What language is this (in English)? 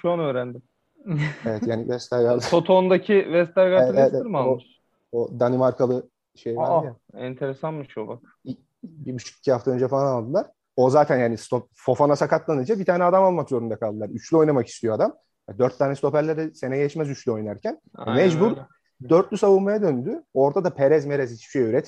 Turkish